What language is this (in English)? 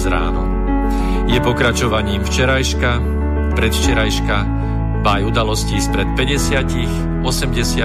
Slovak